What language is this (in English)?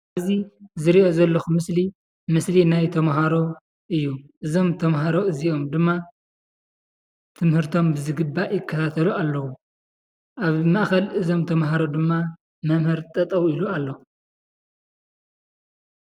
Tigrinya